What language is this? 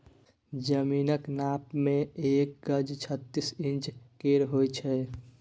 Maithili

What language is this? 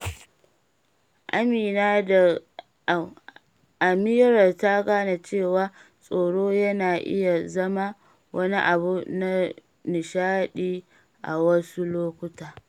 Hausa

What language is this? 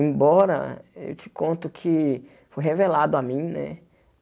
Portuguese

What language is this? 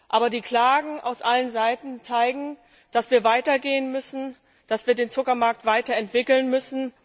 German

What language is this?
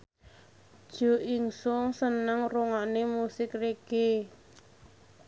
Javanese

